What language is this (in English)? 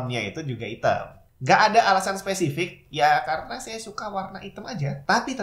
Indonesian